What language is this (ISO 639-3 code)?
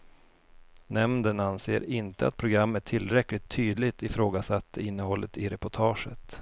swe